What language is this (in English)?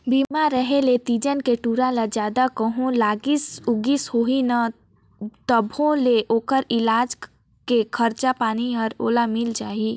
Chhattisgarhi